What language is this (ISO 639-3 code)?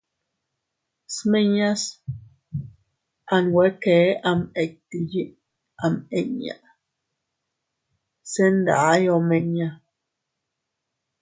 cut